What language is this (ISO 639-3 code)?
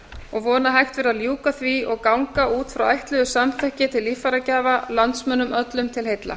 isl